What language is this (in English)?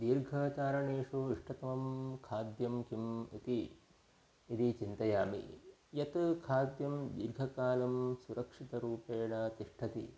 Sanskrit